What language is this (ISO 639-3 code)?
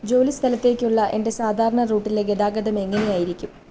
mal